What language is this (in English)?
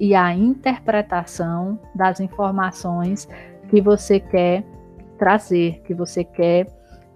Portuguese